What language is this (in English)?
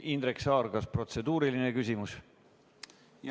Estonian